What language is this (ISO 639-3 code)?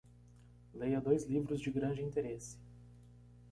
por